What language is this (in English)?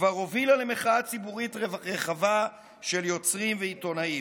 Hebrew